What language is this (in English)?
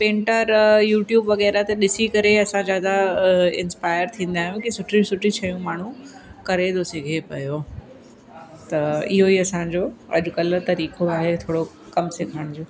Sindhi